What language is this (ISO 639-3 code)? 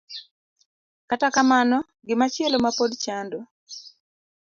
luo